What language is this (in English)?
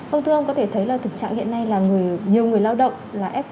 Vietnamese